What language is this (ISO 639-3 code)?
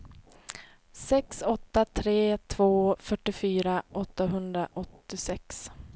swe